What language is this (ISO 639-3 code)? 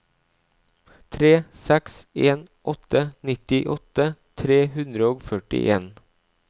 nor